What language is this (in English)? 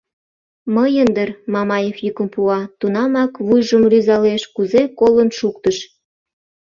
Mari